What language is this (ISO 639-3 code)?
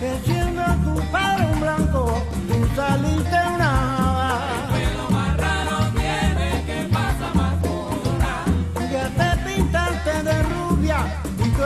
tha